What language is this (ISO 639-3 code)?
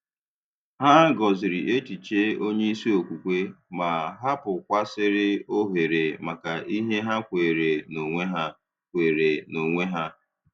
ibo